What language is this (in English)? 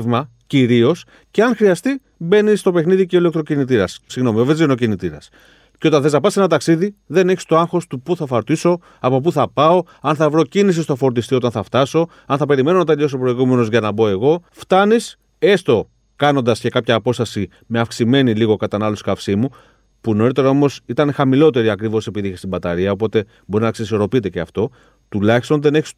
Greek